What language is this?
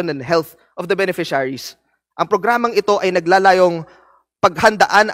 Filipino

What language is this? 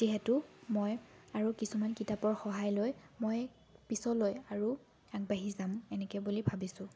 Assamese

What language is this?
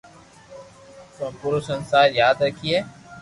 Loarki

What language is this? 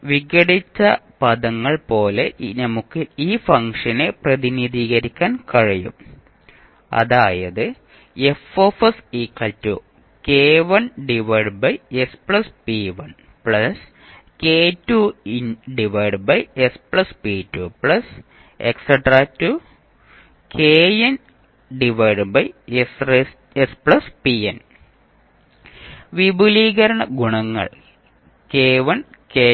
Malayalam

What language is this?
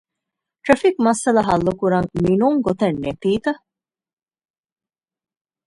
Divehi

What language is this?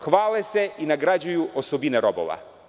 Serbian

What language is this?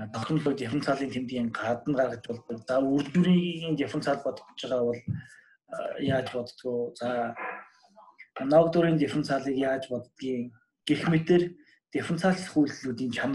Turkish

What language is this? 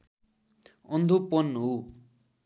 Nepali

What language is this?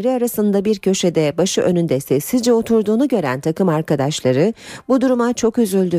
Turkish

